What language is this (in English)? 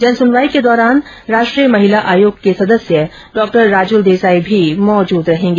Hindi